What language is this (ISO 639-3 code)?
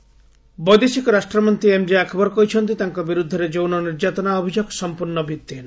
ori